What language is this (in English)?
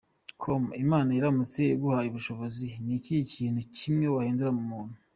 Kinyarwanda